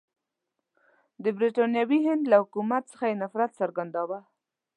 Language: Pashto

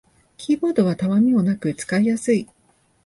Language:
Japanese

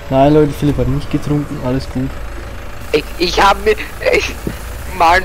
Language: German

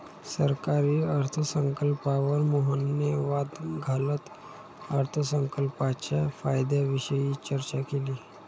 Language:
Marathi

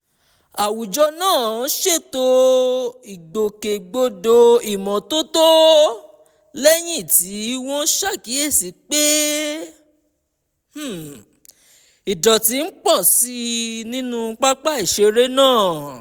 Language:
Yoruba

